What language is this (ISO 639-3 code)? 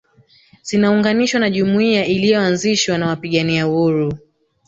swa